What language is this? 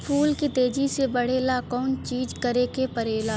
Bhojpuri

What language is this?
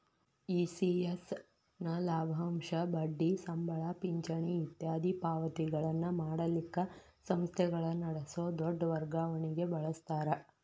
Kannada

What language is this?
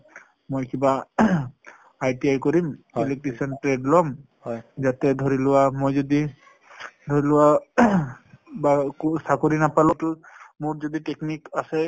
Assamese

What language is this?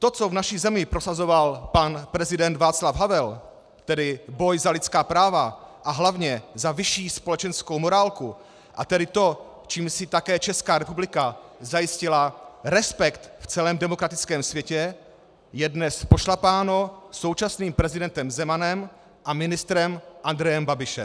Czech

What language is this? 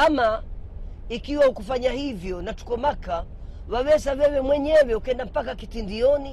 Swahili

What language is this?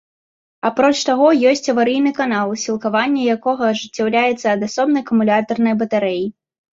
Belarusian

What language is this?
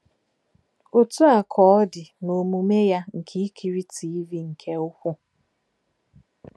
Igbo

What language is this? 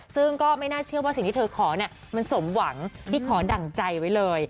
Thai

